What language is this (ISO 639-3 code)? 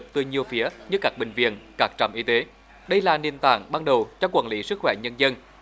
vie